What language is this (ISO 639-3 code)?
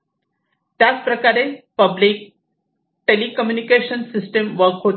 mar